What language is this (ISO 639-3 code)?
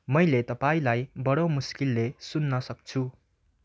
nep